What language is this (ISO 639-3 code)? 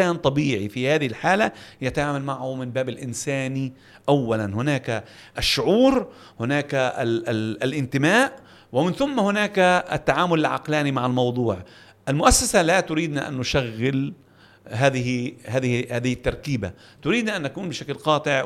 ara